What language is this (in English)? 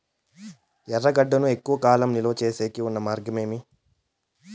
Telugu